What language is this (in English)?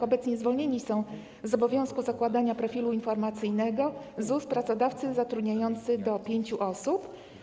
Polish